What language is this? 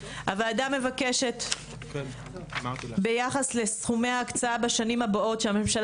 Hebrew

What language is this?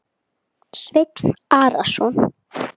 Icelandic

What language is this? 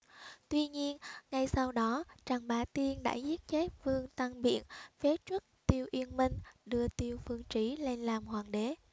Vietnamese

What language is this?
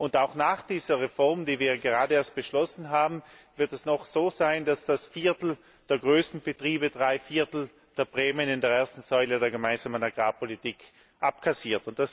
German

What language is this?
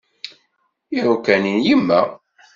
Kabyle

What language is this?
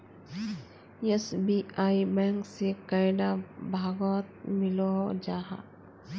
Magahi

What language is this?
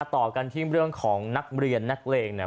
Thai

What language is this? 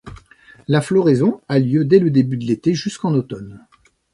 French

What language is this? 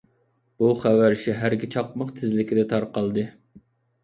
Uyghur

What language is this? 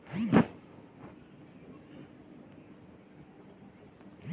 Chhattisgarhi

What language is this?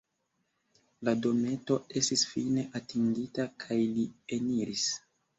Esperanto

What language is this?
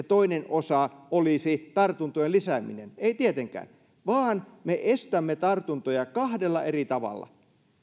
Finnish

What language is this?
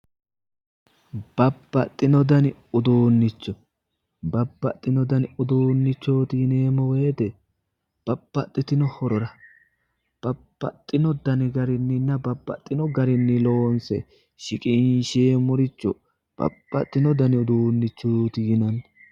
Sidamo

